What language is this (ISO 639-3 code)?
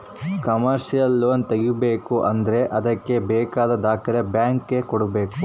kan